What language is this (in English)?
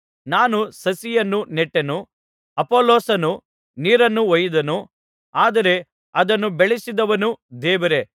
Kannada